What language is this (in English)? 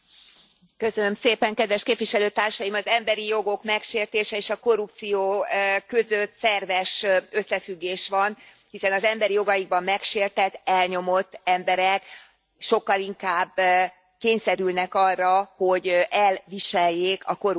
Hungarian